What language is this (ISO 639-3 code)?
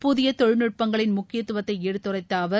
tam